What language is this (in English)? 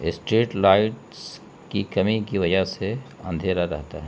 Urdu